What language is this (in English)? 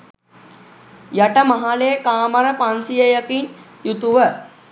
Sinhala